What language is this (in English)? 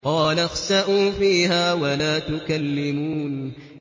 Arabic